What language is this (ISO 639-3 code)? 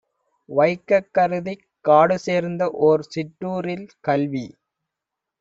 tam